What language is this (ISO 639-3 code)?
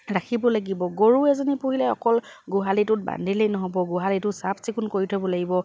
asm